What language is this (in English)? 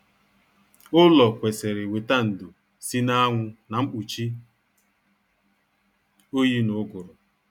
Igbo